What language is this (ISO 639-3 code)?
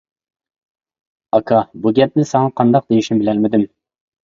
uig